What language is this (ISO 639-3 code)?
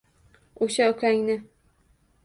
uzb